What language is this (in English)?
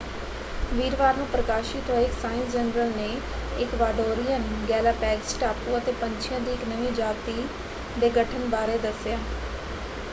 Punjabi